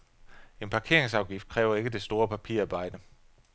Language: Danish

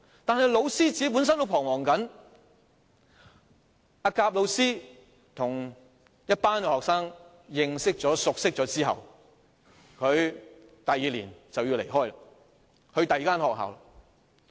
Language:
Cantonese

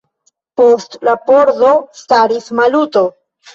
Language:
Esperanto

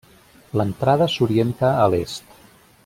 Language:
Catalan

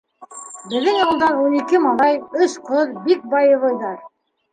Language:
Bashkir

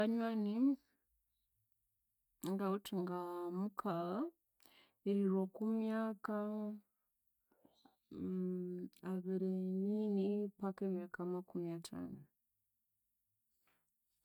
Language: Konzo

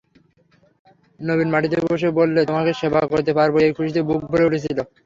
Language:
Bangla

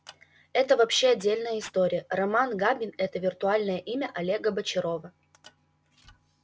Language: Russian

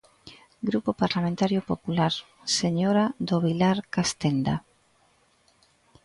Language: Galician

